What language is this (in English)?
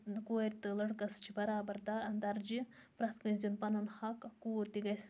Kashmiri